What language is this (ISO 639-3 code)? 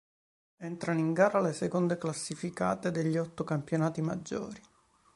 ita